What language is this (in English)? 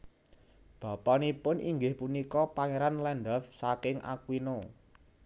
Javanese